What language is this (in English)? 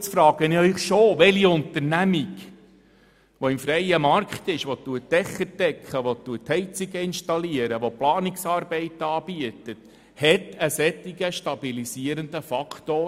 Swiss German